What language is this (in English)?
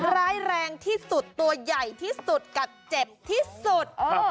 Thai